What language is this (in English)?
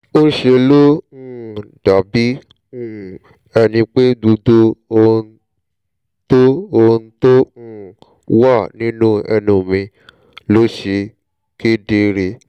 Yoruba